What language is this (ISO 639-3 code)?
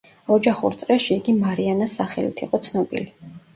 kat